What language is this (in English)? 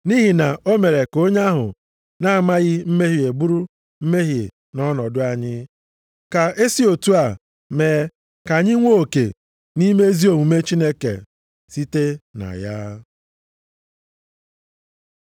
Igbo